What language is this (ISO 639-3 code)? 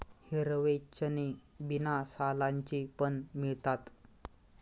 mar